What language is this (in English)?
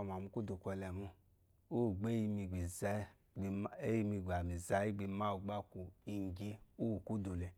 Eloyi